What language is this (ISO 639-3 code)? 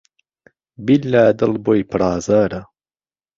ckb